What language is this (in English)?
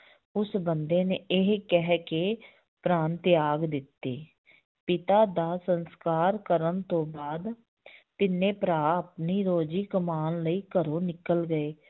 Punjabi